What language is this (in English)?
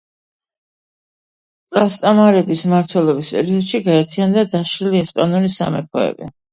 Georgian